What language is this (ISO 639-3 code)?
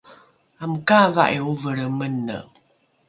dru